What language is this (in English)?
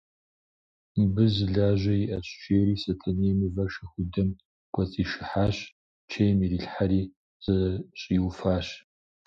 Kabardian